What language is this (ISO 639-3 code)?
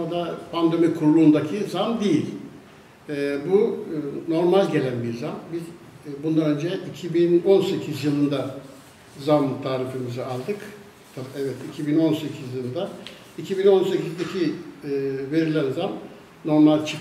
tur